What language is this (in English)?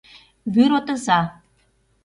Mari